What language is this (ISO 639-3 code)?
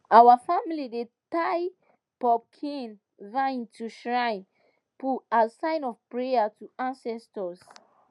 pcm